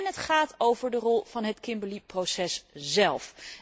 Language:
Dutch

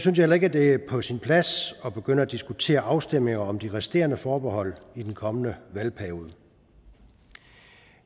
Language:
Danish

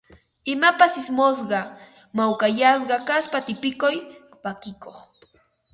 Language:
Ambo-Pasco Quechua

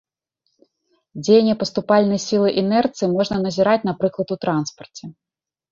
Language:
Belarusian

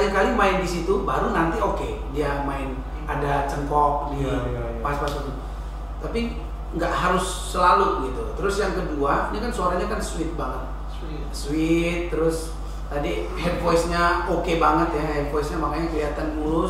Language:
Indonesian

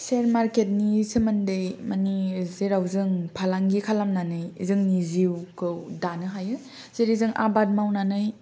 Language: Bodo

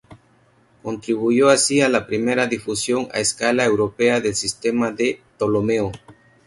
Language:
Spanish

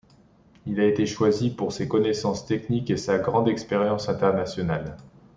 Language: French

